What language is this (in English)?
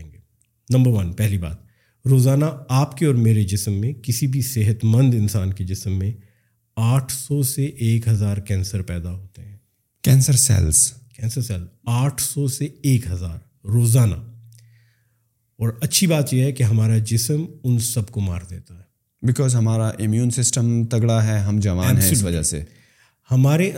Urdu